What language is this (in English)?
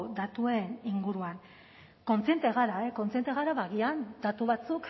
Basque